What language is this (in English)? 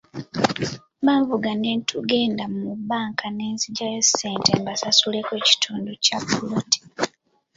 Ganda